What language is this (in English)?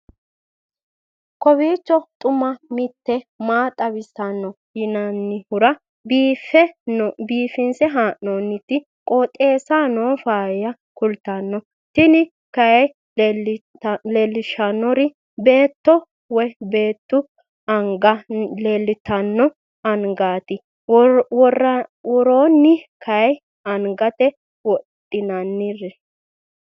Sidamo